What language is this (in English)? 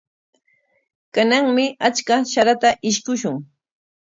Corongo Ancash Quechua